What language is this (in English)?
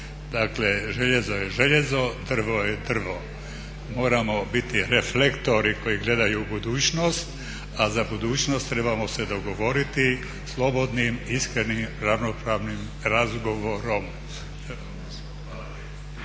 Croatian